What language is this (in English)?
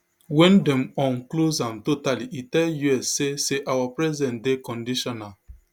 Nigerian Pidgin